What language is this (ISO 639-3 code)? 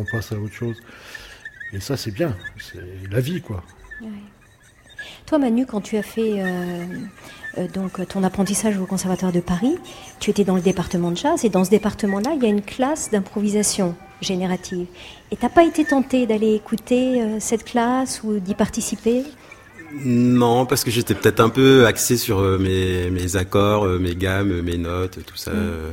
fra